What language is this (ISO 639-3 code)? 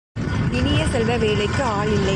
tam